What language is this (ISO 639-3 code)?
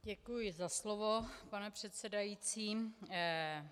ces